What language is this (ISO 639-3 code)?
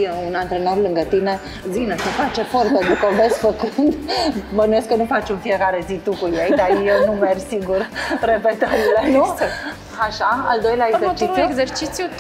ron